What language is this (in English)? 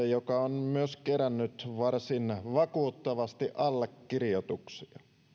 Finnish